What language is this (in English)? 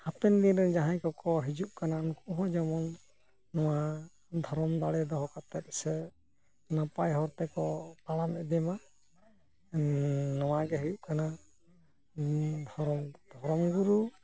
Santali